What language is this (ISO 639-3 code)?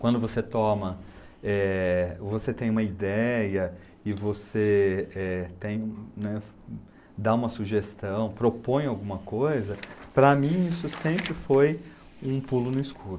por